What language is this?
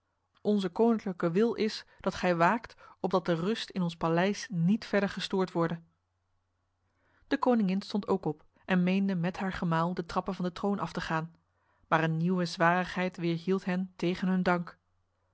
Dutch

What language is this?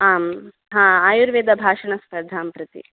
Sanskrit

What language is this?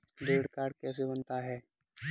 Hindi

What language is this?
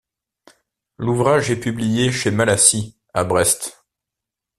French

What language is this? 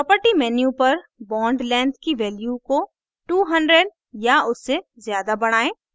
Hindi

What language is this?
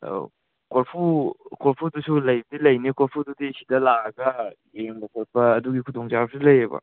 Manipuri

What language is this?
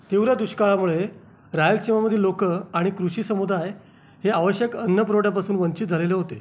Marathi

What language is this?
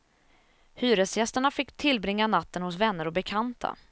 Swedish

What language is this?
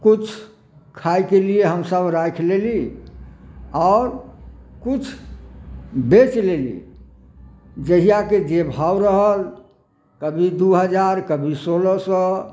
Maithili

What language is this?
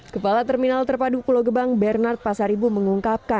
Indonesian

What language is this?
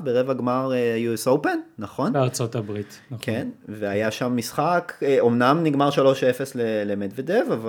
Hebrew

